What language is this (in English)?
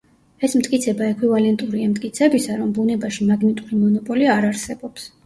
Georgian